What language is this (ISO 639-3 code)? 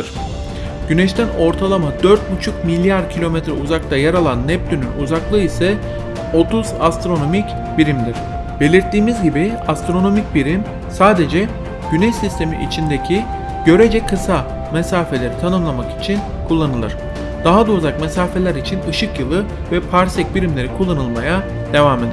tur